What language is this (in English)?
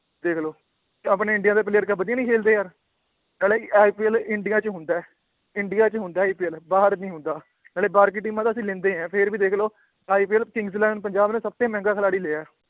Punjabi